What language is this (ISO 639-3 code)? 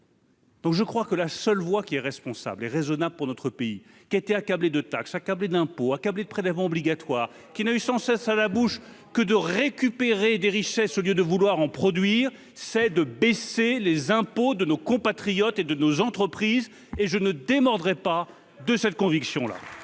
fra